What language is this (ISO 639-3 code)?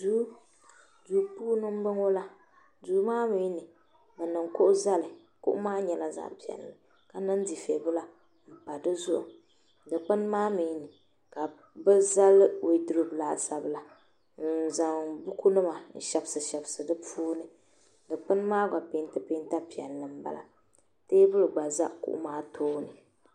dag